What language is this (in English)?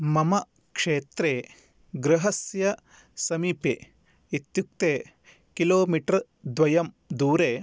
Sanskrit